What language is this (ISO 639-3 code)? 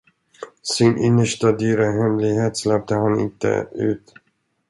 swe